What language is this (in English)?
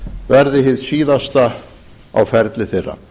Icelandic